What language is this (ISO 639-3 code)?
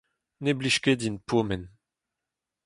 bre